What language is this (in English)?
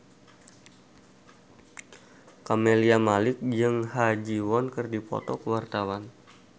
Sundanese